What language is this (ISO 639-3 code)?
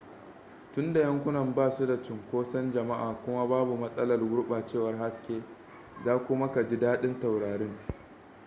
hau